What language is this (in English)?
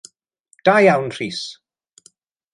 Welsh